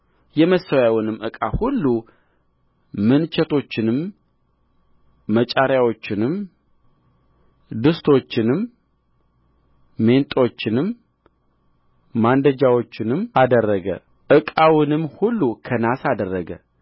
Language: Amharic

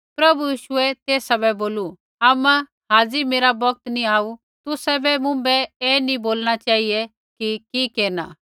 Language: Kullu Pahari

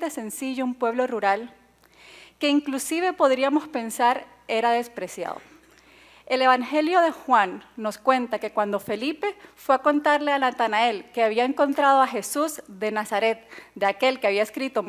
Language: Spanish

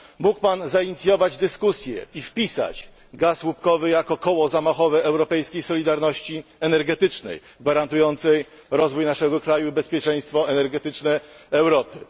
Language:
Polish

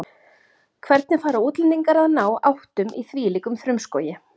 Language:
Icelandic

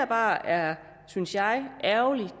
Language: Danish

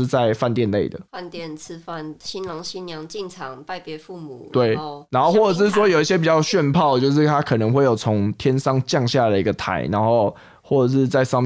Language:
Chinese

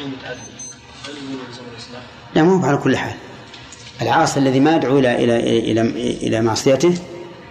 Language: Arabic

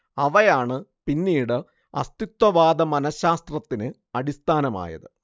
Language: Malayalam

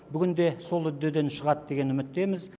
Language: Kazakh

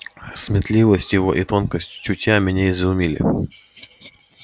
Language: Russian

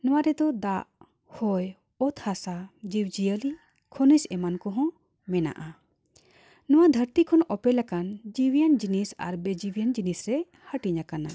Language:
Santali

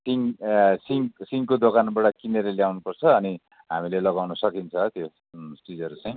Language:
Nepali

